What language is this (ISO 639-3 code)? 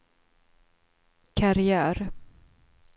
swe